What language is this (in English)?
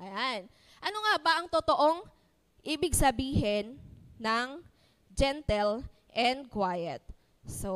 Filipino